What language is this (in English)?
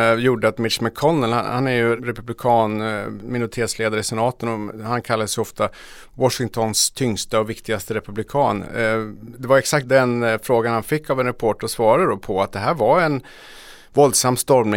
Swedish